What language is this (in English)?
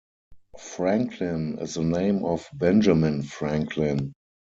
English